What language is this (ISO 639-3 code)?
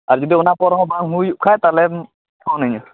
sat